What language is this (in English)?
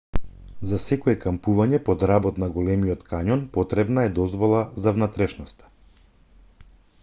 Macedonian